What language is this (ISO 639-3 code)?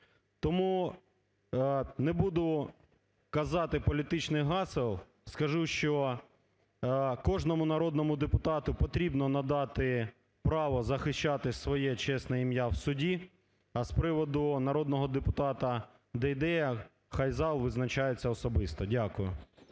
ukr